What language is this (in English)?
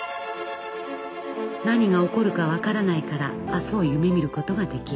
Japanese